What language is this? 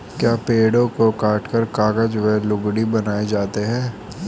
Hindi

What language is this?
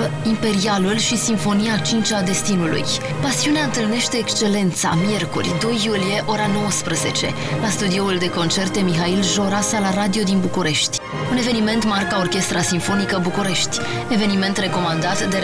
Romanian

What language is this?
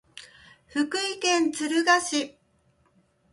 Japanese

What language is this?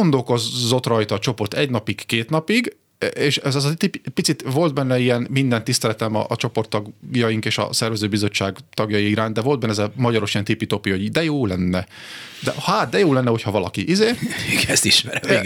Hungarian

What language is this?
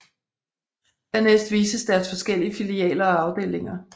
Danish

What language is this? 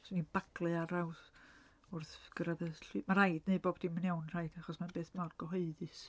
Welsh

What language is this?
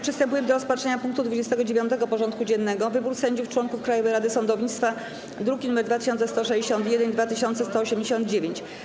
Polish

